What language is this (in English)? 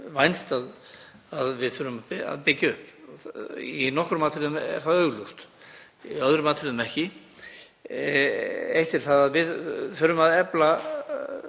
Icelandic